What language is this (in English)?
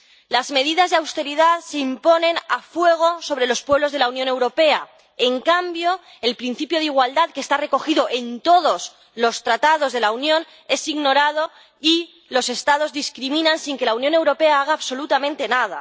Spanish